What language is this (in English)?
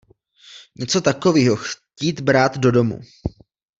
Czech